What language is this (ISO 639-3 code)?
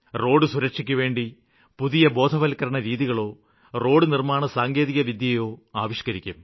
mal